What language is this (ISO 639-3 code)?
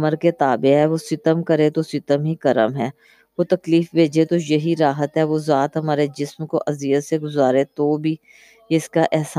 urd